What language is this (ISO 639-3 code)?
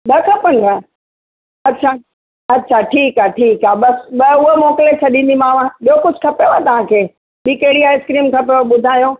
snd